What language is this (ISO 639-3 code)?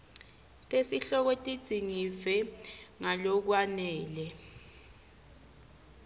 ssw